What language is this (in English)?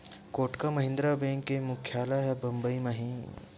Chhattisgarhi